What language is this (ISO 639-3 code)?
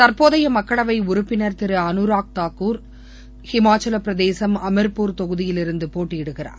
tam